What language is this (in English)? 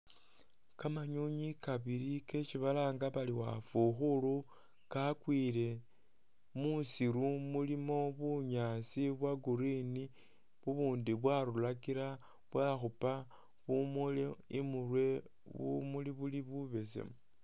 Masaaba